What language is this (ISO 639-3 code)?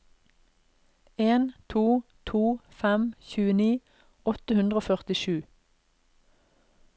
nor